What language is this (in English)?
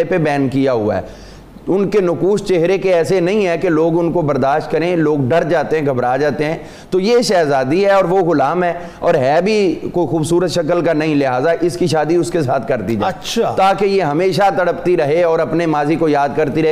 Urdu